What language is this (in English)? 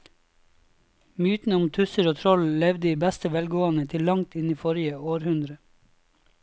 Norwegian